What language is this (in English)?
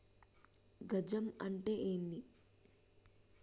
Telugu